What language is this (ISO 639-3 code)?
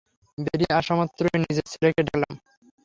ben